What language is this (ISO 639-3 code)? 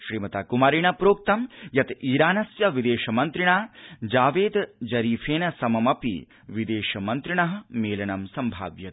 san